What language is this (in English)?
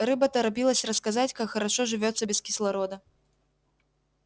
Russian